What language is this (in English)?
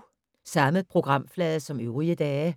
Danish